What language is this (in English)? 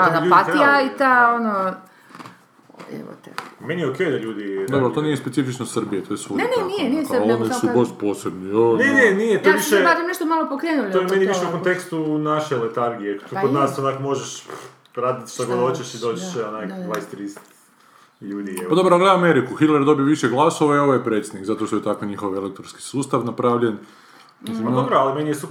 Croatian